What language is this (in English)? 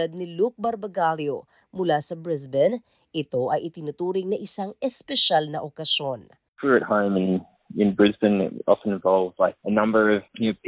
Filipino